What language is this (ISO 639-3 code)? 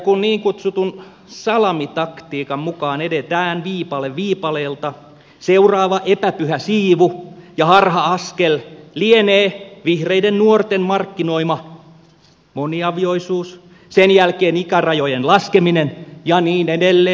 fin